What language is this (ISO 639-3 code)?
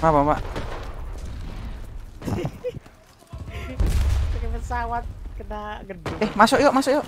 ind